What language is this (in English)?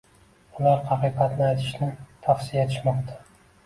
Uzbek